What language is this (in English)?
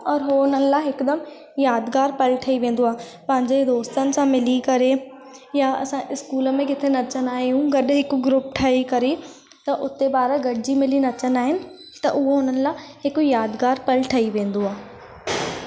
Sindhi